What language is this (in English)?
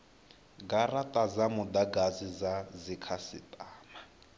Venda